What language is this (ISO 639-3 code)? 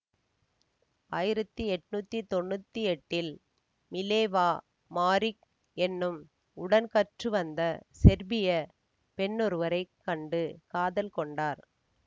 tam